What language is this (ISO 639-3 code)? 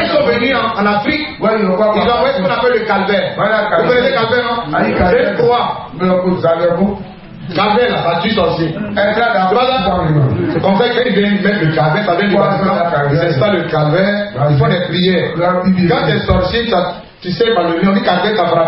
fra